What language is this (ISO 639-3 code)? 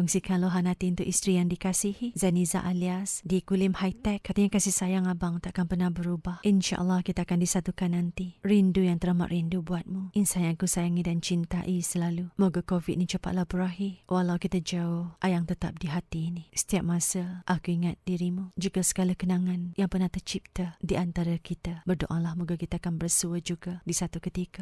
msa